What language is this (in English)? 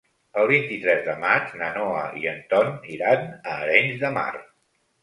Catalan